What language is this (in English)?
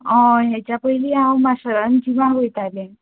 Konkani